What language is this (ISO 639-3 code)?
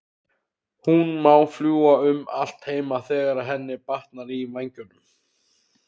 isl